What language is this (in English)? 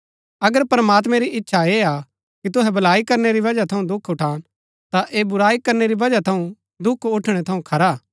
Gaddi